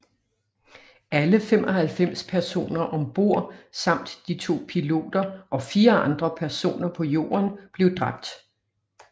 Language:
Danish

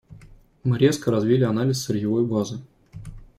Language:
Russian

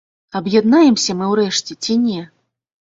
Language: Belarusian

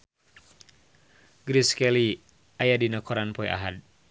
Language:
Sundanese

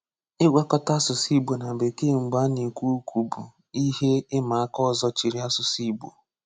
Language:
Igbo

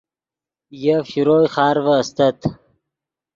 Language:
Yidgha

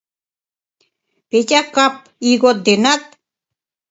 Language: Mari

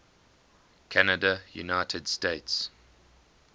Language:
English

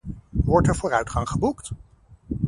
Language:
Dutch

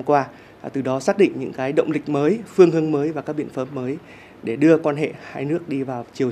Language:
Vietnamese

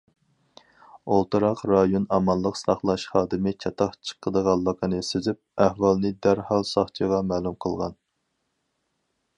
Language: Uyghur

